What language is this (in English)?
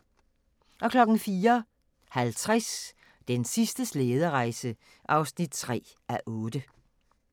Danish